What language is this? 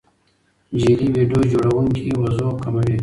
Pashto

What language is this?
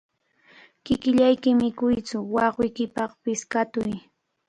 Cajatambo North Lima Quechua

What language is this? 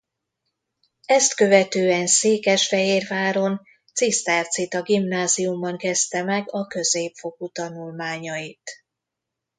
Hungarian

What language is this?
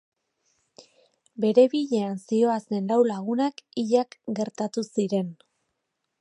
Basque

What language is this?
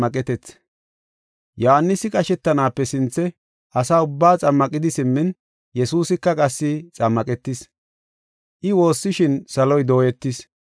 Gofa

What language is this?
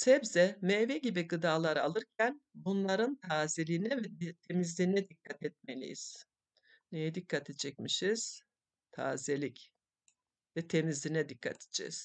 Turkish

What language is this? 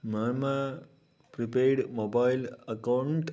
Sanskrit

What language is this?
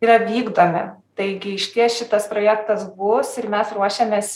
Lithuanian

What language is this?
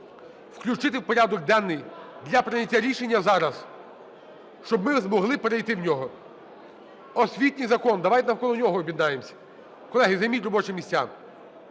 Ukrainian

